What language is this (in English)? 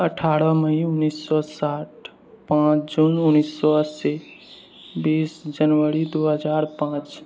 Maithili